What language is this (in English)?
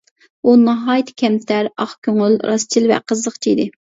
Uyghur